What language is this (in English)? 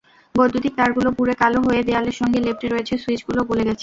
Bangla